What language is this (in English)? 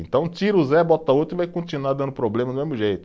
Portuguese